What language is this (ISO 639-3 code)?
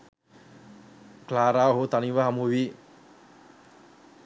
sin